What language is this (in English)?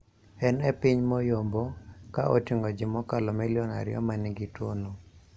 Luo (Kenya and Tanzania)